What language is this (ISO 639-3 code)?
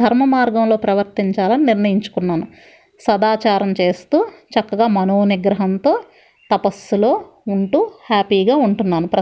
tel